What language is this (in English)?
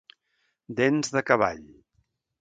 Catalan